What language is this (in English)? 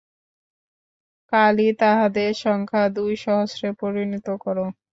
Bangla